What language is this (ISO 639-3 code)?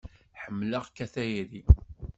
kab